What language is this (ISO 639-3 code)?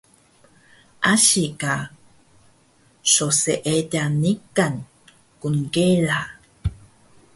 trv